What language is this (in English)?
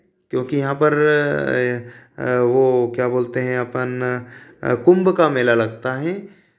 Hindi